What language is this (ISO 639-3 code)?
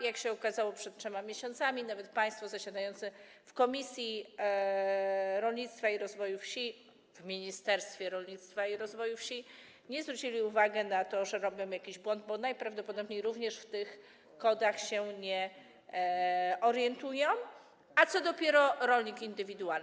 pol